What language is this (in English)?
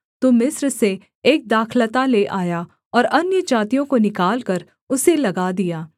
Hindi